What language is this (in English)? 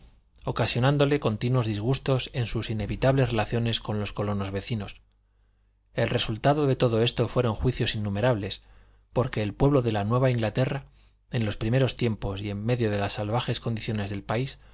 Spanish